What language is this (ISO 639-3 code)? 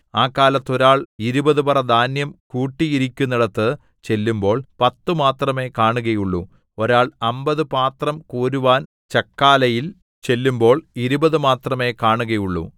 mal